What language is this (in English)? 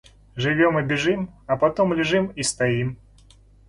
Russian